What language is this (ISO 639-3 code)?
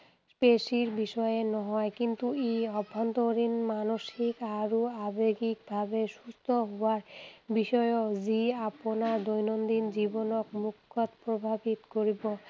asm